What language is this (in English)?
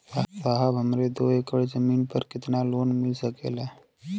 Bhojpuri